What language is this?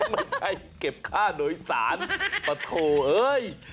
Thai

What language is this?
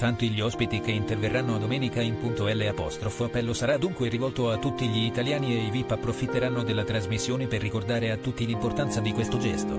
Italian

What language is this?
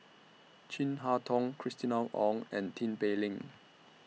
English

